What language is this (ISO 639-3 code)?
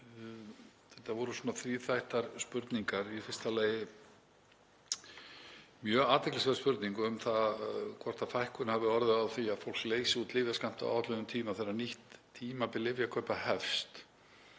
isl